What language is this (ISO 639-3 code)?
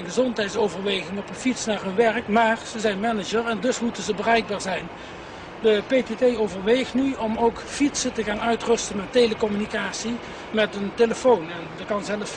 nld